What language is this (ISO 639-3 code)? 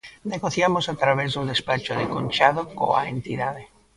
glg